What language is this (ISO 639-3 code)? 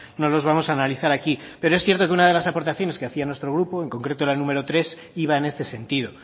spa